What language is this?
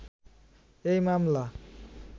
Bangla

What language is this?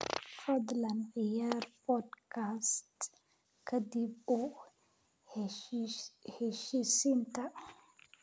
Somali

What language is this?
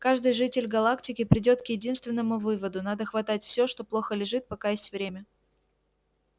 Russian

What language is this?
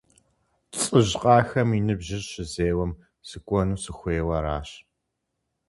Kabardian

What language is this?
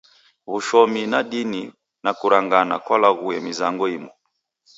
Taita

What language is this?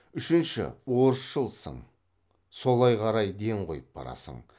Kazakh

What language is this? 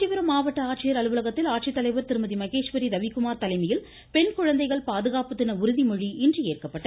Tamil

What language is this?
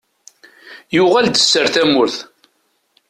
Kabyle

